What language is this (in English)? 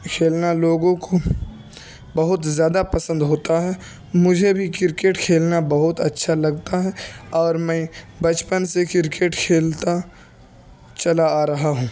Urdu